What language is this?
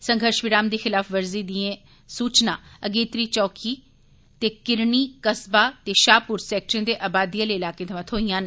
Dogri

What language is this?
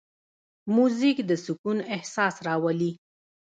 Pashto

